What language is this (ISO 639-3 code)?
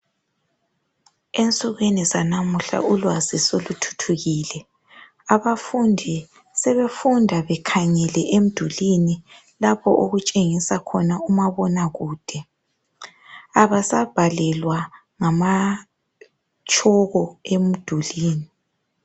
nde